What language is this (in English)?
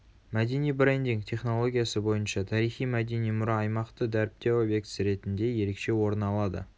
Kazakh